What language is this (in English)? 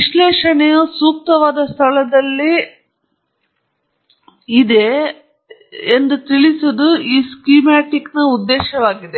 Kannada